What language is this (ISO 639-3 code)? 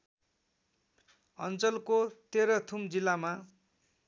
nep